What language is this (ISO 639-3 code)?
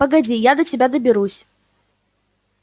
rus